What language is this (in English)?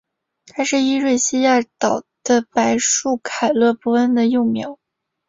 Chinese